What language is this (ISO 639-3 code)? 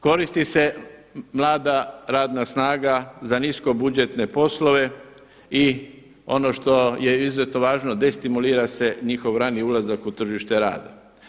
hrv